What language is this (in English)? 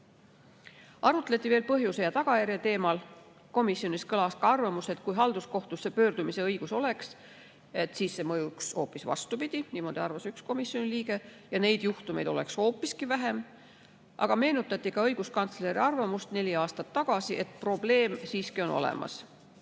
Estonian